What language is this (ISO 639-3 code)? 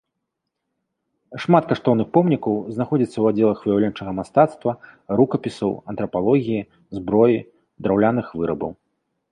bel